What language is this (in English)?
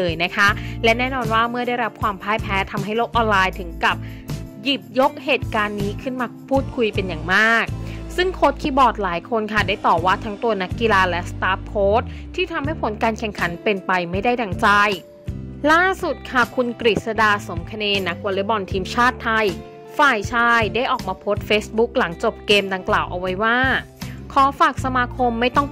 Thai